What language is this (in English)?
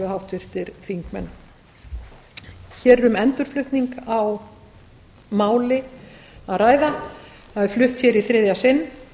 Icelandic